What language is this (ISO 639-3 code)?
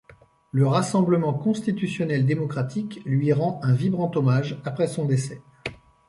fra